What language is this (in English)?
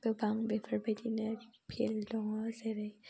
Bodo